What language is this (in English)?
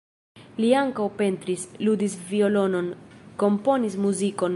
Esperanto